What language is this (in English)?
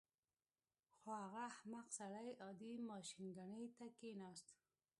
Pashto